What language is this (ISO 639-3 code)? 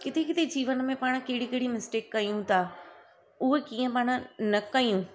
snd